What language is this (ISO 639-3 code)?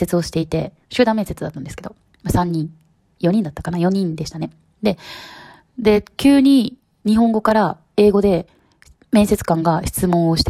jpn